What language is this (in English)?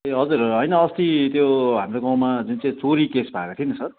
Nepali